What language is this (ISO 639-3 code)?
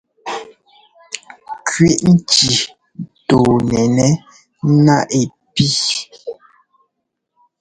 jgo